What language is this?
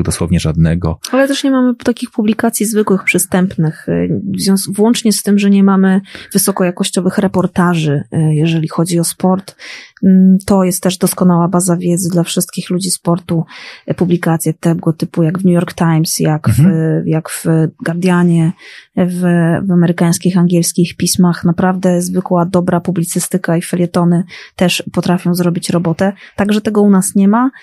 Polish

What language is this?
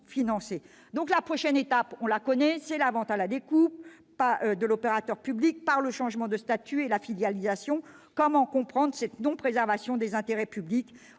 French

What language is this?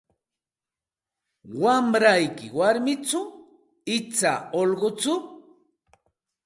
Santa Ana de Tusi Pasco Quechua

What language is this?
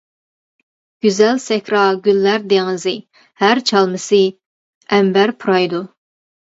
Uyghur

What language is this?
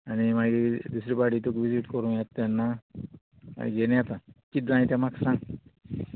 Konkani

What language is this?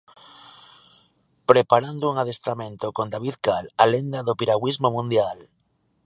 Galician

